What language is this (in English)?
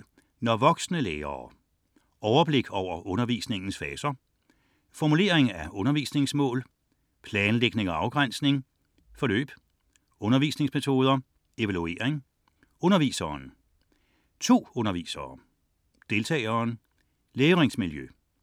Danish